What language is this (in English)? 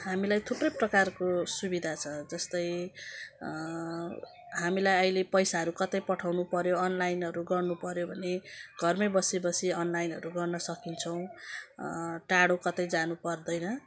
Nepali